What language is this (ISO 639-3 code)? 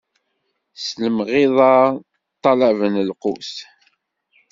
kab